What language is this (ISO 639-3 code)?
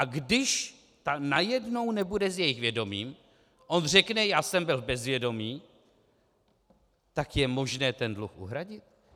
ces